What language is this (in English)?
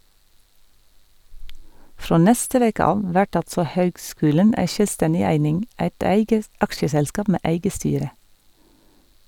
Norwegian